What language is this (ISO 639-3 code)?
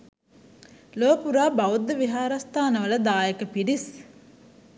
sin